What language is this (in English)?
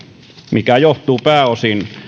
Finnish